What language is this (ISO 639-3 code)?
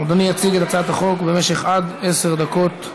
heb